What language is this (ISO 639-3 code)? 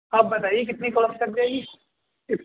urd